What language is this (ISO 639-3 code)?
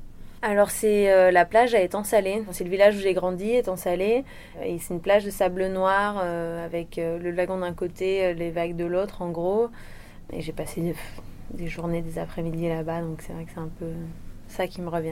fra